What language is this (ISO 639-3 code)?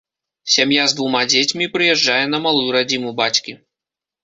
bel